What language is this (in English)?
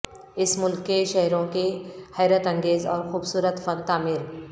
Urdu